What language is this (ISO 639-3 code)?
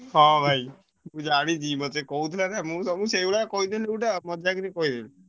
ori